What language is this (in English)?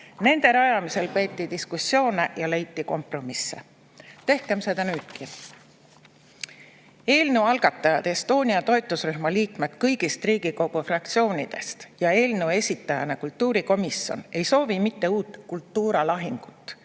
Estonian